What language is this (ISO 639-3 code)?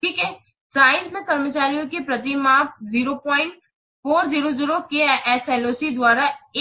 hin